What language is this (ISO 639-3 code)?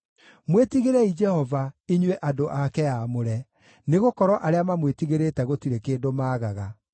kik